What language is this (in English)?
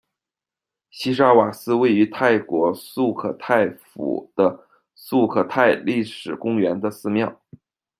Chinese